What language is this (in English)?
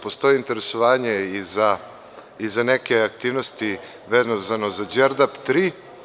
Serbian